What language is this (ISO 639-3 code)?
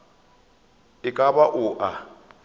nso